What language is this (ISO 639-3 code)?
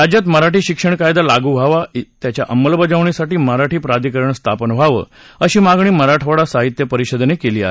mar